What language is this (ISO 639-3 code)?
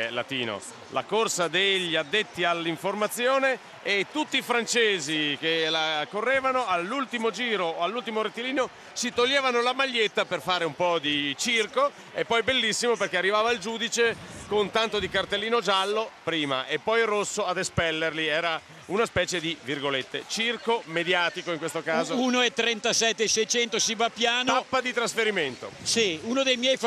ita